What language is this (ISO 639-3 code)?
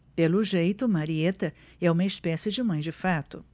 por